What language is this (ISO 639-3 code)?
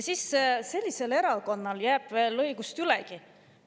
est